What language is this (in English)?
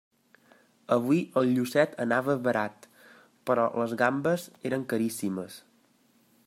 Catalan